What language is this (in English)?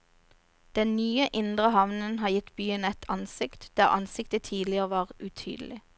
Norwegian